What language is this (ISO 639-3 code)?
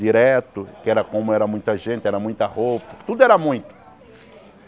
por